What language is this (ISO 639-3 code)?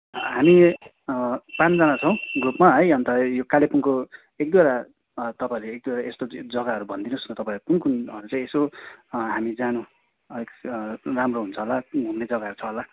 nep